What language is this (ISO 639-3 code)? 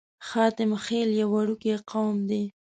pus